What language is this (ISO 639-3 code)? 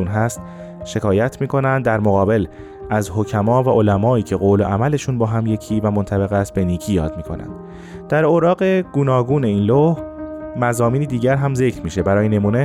fas